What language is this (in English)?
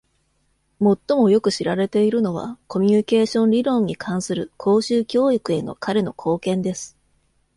Japanese